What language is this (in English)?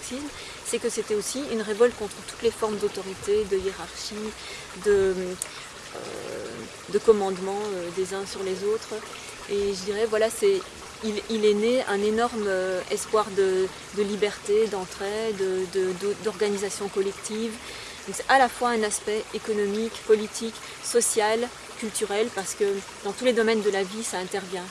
French